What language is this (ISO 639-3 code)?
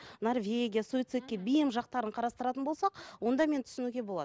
kaz